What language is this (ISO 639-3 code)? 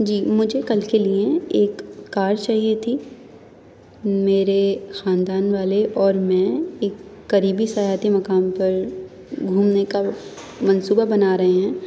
urd